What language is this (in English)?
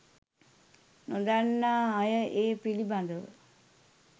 Sinhala